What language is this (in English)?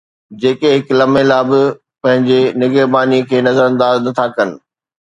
Sindhi